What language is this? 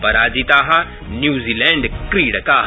Sanskrit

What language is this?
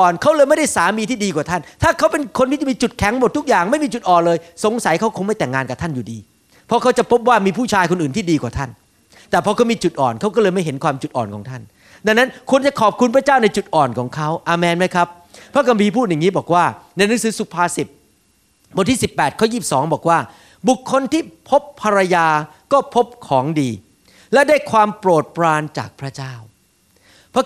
Thai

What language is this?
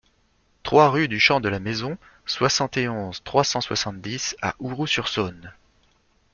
French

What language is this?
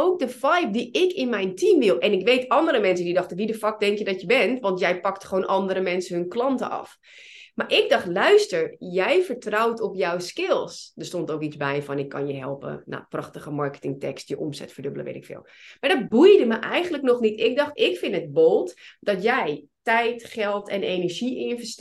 Dutch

